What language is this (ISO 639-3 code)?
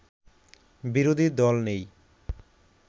ben